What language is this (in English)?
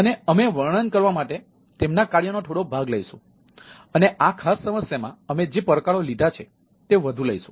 Gujarati